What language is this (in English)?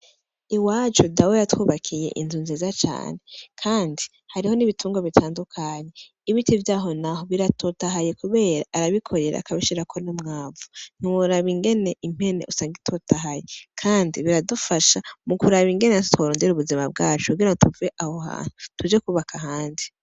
Rundi